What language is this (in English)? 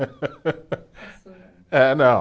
Portuguese